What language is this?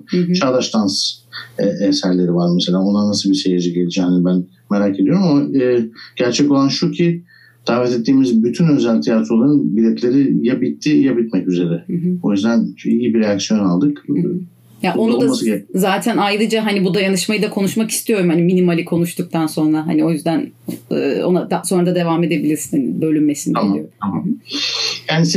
Turkish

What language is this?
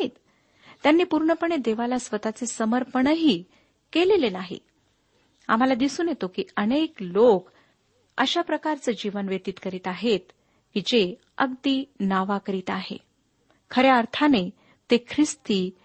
Marathi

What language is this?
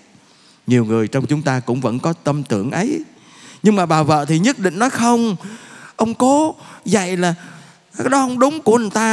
Vietnamese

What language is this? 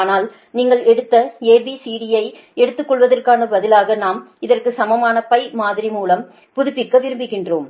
Tamil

